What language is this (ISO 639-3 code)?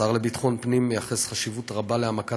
heb